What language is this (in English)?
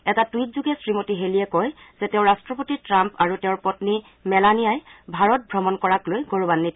Assamese